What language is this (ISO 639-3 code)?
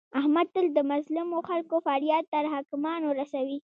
pus